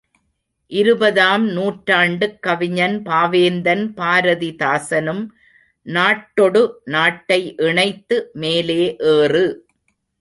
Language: Tamil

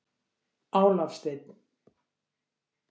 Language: Icelandic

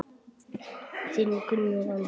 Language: Icelandic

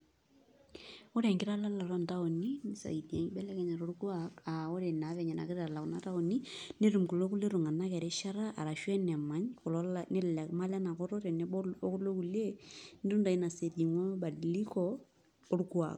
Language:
Masai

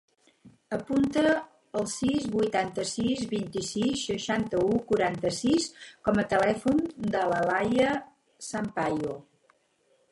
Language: Catalan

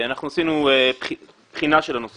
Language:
Hebrew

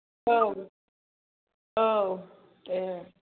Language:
Bodo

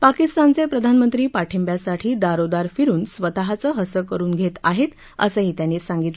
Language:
Marathi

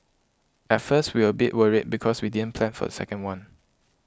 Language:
English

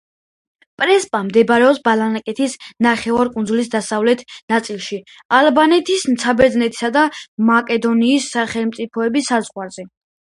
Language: Georgian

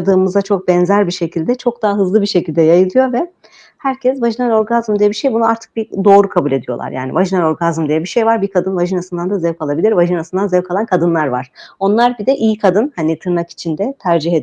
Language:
Turkish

